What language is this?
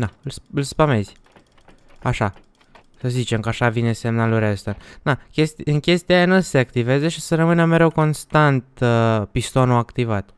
Romanian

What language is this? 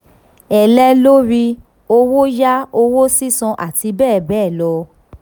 Yoruba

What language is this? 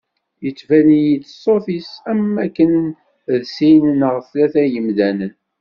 Kabyle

